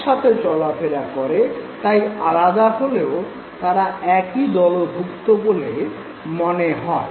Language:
Bangla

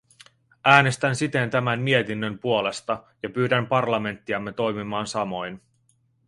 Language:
Finnish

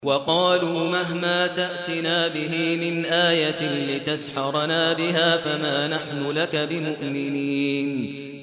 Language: Arabic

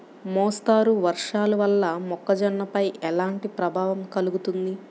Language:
Telugu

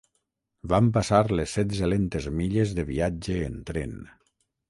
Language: Catalan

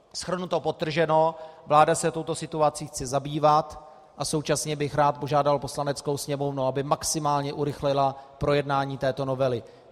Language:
Czech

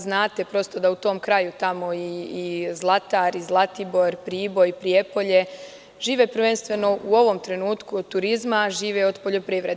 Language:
Serbian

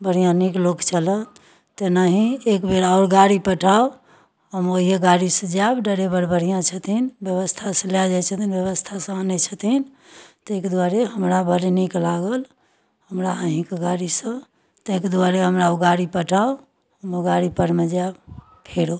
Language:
Maithili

